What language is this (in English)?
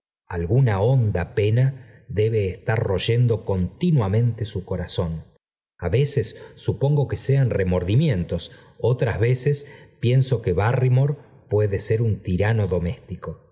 Spanish